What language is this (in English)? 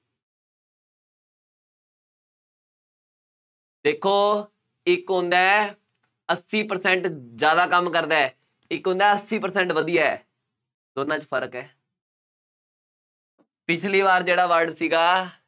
Punjabi